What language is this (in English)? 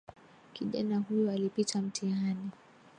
Swahili